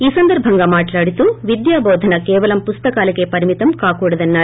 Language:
Telugu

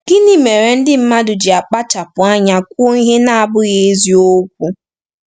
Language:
Igbo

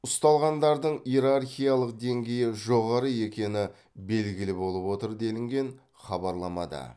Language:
Kazakh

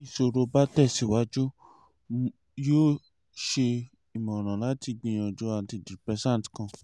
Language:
Yoruba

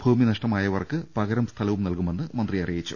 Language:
Malayalam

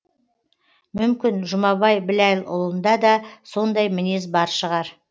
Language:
Kazakh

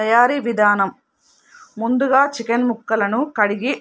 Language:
Telugu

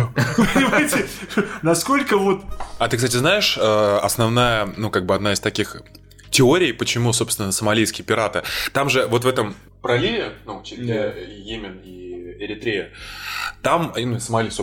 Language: Russian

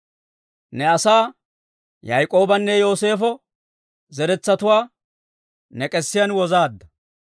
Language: Dawro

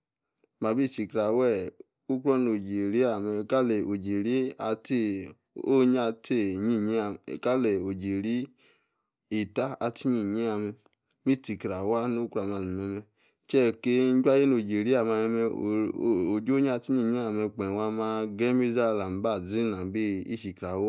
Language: Yace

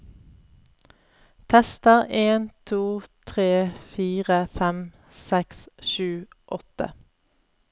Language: Norwegian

